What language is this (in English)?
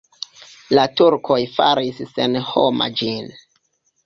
Esperanto